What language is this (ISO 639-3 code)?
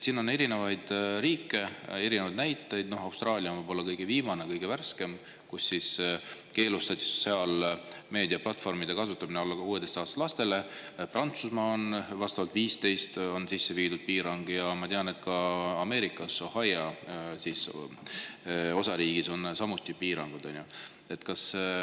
est